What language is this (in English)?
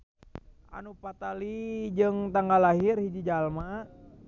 Sundanese